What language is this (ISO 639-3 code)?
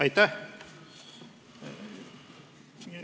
est